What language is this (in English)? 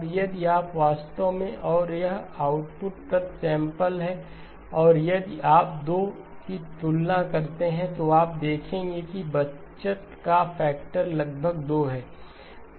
Hindi